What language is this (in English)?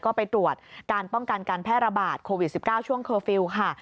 Thai